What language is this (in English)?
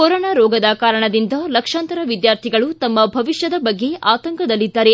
Kannada